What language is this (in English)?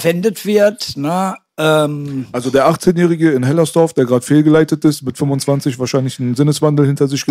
German